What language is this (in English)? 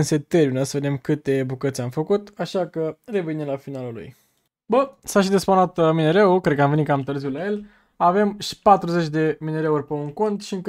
Romanian